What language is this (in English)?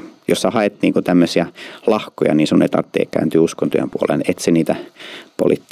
Finnish